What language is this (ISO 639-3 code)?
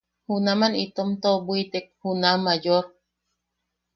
yaq